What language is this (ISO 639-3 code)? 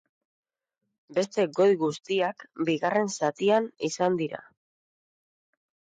eus